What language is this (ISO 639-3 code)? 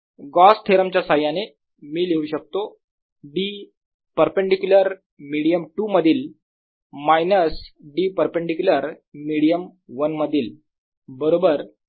mar